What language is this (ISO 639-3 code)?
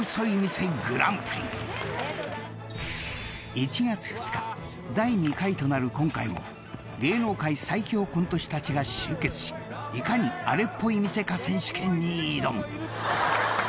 jpn